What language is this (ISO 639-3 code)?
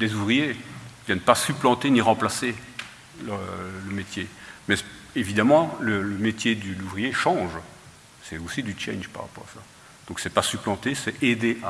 fra